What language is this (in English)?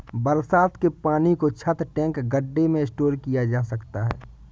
Hindi